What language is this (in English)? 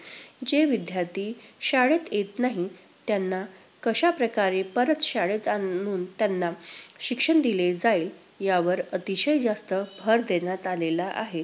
Marathi